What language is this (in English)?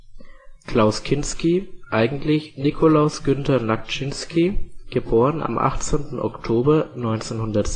German